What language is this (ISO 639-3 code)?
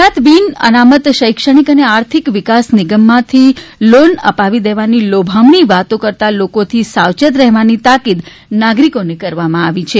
guj